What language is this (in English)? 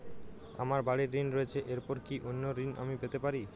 Bangla